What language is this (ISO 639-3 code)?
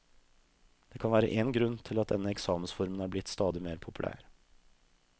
nor